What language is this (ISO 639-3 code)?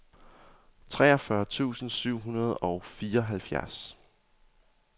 dan